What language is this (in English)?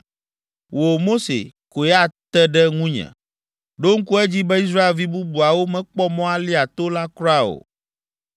Ewe